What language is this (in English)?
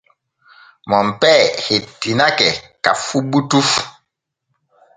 Borgu Fulfulde